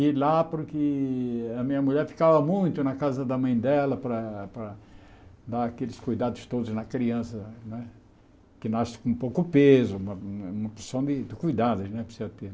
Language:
Portuguese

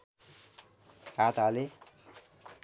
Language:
Nepali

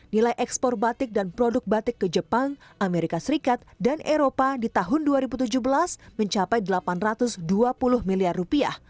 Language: Indonesian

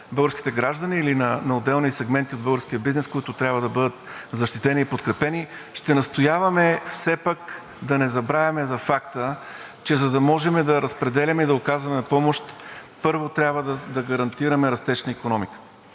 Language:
Bulgarian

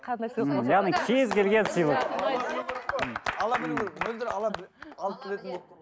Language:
Kazakh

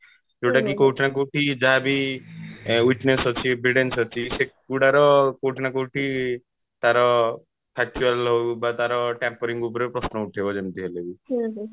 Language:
Odia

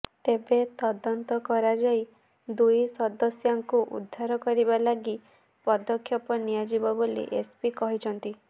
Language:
Odia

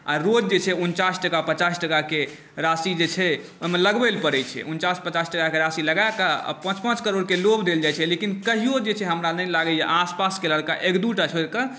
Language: Maithili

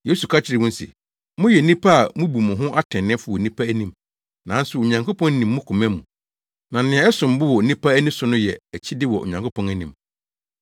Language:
Akan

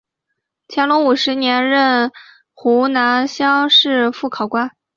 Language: Chinese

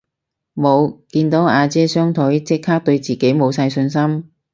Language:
Cantonese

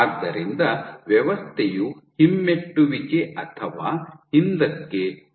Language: Kannada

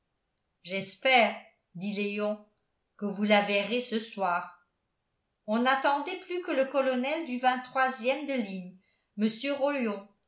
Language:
French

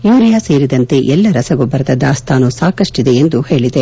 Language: Kannada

